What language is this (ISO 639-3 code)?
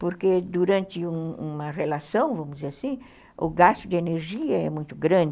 por